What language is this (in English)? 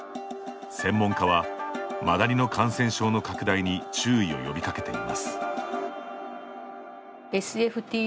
Japanese